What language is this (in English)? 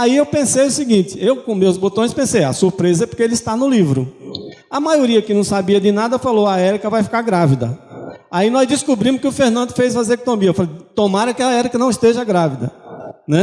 Portuguese